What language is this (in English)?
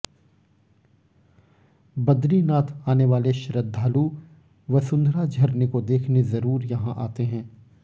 Hindi